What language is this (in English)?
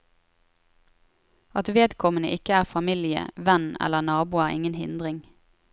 Norwegian